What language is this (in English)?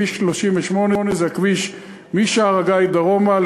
Hebrew